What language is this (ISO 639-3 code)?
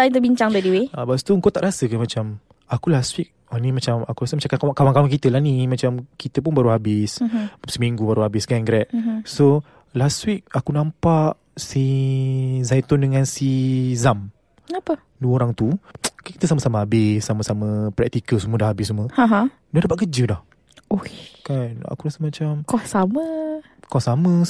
msa